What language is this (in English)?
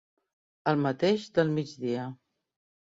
Catalan